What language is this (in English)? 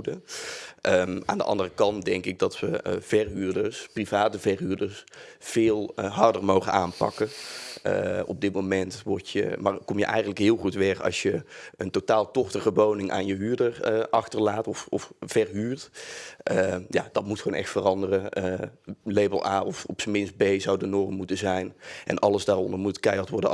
Dutch